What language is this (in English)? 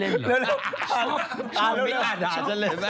Thai